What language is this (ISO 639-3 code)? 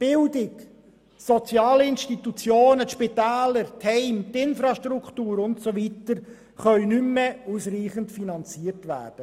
gsw